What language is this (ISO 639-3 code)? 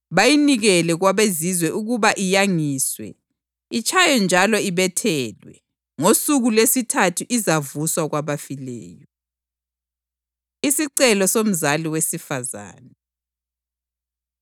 nde